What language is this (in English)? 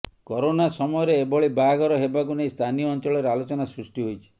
Odia